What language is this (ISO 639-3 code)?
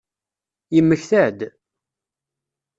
kab